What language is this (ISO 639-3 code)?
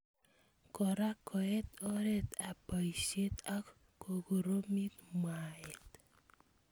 kln